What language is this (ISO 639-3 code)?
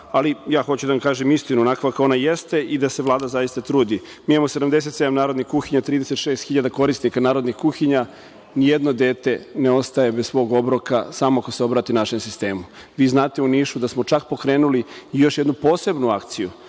srp